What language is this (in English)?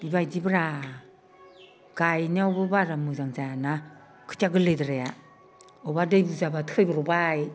Bodo